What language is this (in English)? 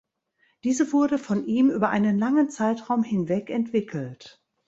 German